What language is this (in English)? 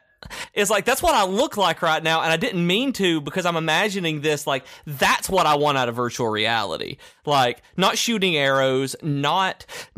English